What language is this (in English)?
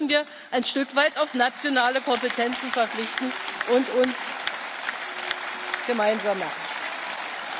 German